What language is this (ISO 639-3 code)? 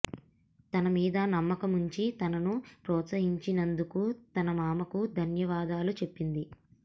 tel